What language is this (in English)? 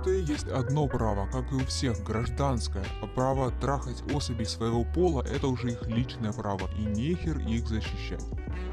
Ukrainian